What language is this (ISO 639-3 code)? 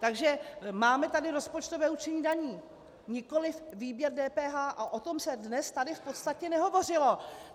ces